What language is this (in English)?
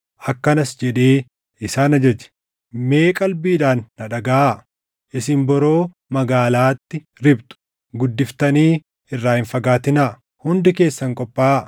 Oromo